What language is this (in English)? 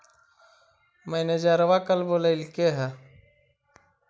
Magahi